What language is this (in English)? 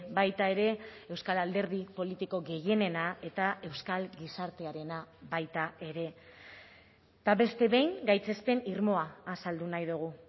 Basque